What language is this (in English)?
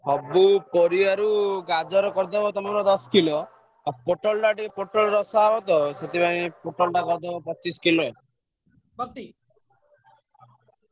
Odia